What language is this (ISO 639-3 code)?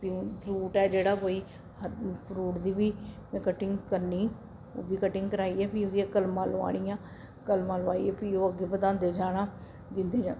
doi